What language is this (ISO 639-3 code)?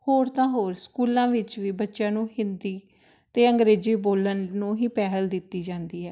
pan